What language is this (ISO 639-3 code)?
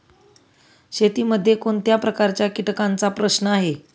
mar